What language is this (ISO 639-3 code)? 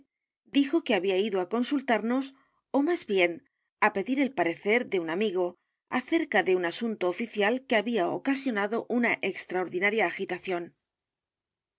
spa